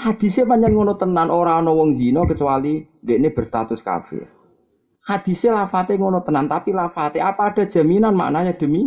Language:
Malay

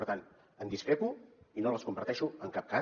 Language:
Catalan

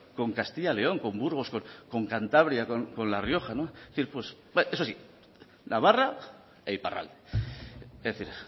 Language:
Spanish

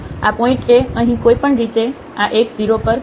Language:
Gujarati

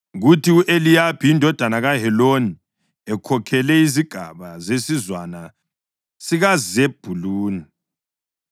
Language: North Ndebele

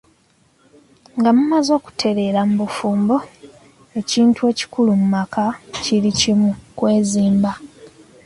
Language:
Ganda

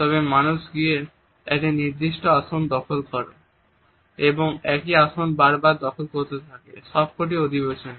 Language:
Bangla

